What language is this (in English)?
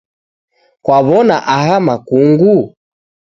Taita